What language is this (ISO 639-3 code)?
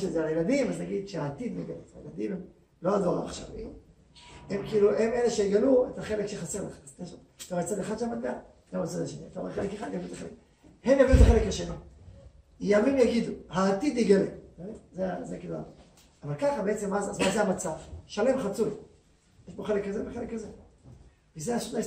heb